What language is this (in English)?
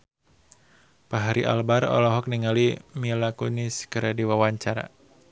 Sundanese